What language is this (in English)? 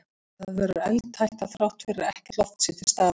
Icelandic